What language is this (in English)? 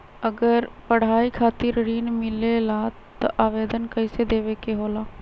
Magahi